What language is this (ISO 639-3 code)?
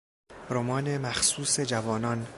fas